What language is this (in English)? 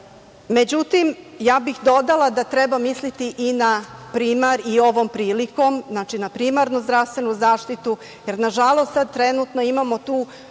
Serbian